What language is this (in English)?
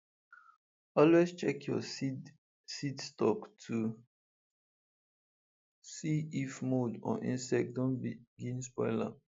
Nigerian Pidgin